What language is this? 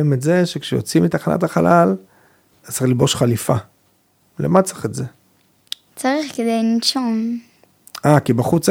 Hebrew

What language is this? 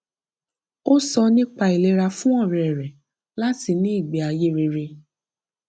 Yoruba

